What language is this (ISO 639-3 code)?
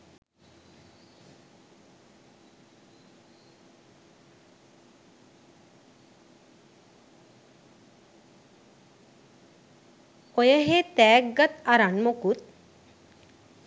sin